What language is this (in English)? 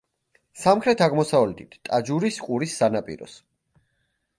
Georgian